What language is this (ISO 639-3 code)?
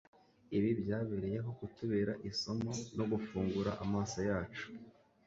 kin